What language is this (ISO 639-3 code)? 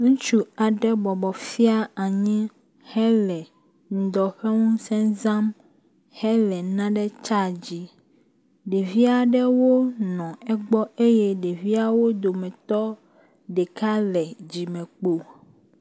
ewe